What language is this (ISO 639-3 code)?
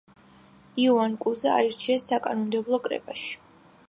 kat